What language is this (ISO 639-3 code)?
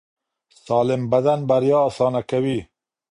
pus